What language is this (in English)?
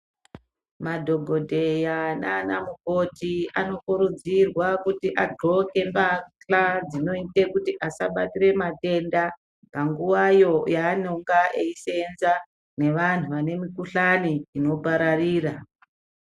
Ndau